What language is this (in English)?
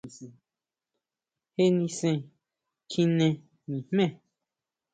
Huautla Mazatec